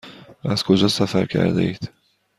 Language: Persian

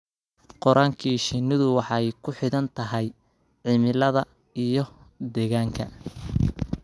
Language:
Somali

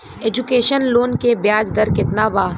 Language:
Bhojpuri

